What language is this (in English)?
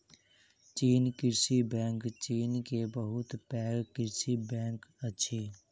Maithili